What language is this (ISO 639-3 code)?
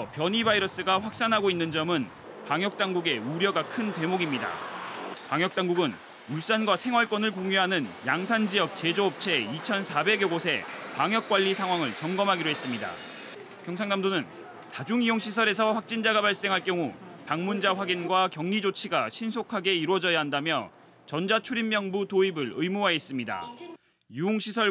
kor